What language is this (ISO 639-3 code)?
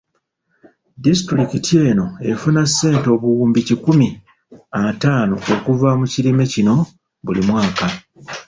lug